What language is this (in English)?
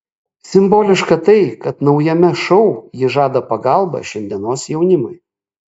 Lithuanian